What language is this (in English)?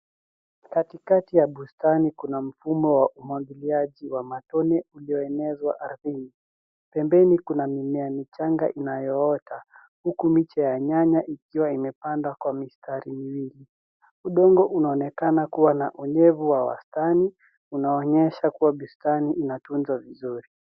Swahili